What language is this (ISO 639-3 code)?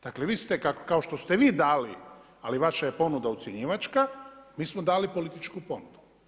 hrv